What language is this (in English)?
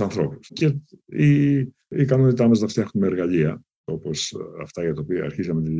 Greek